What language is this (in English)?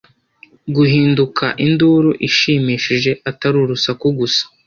Kinyarwanda